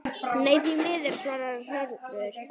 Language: Icelandic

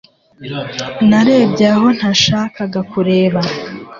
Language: Kinyarwanda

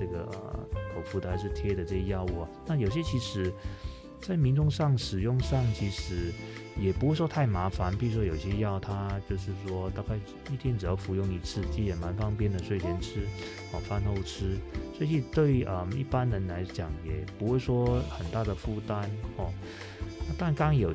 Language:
Chinese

